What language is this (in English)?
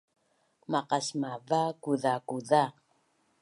Bunun